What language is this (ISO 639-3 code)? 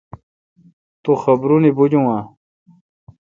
xka